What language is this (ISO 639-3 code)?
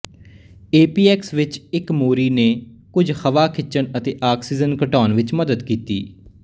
pan